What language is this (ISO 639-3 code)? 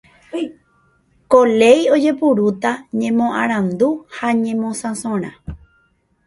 grn